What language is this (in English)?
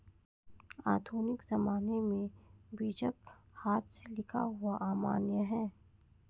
Hindi